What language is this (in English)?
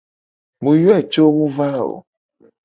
Gen